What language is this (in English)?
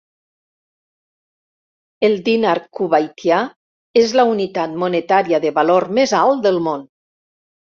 Catalan